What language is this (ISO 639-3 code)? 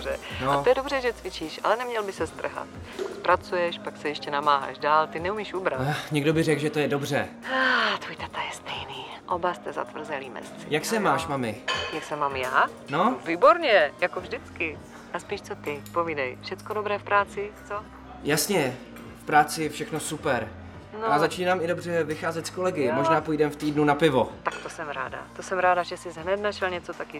ces